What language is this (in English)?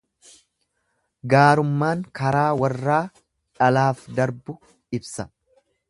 Oromo